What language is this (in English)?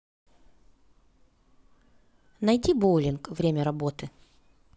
Russian